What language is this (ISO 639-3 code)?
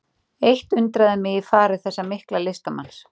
isl